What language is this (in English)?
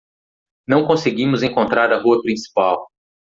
Portuguese